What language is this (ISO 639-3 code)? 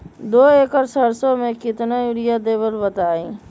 mag